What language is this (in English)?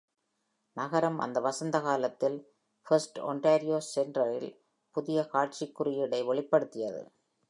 Tamil